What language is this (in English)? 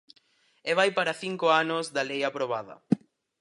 Galician